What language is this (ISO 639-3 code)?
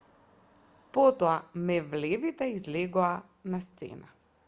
mkd